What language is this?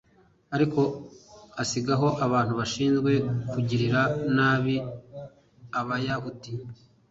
Kinyarwanda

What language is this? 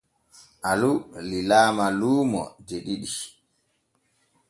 Borgu Fulfulde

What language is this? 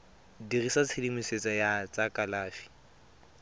Tswana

